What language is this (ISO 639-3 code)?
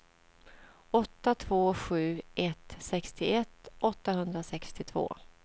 swe